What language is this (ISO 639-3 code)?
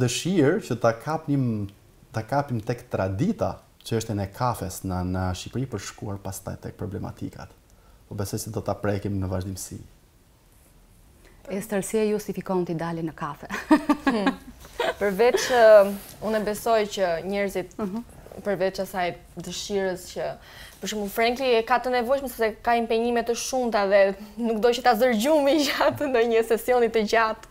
nld